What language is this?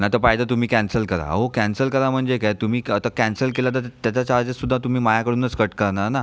Marathi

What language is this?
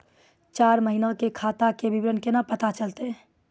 Maithili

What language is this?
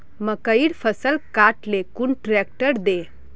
Magahi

